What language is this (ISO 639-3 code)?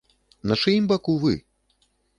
bel